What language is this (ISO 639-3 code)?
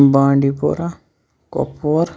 kas